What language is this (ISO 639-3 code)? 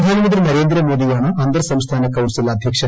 mal